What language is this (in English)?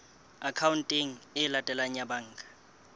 Southern Sotho